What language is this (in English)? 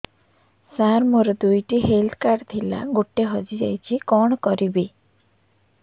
Odia